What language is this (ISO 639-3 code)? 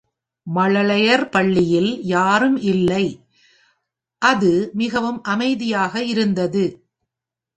tam